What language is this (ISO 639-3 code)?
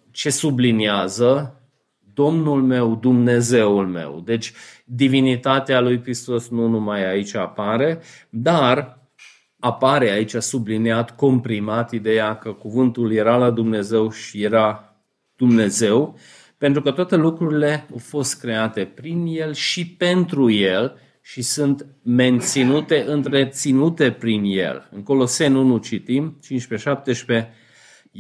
ron